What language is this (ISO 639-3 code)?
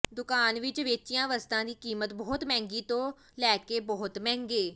pan